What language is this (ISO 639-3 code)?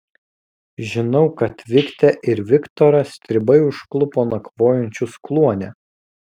lit